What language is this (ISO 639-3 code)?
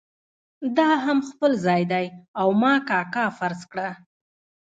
pus